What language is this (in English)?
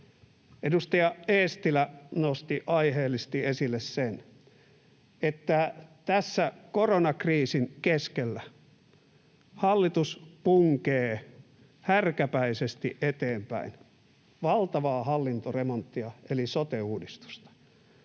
Finnish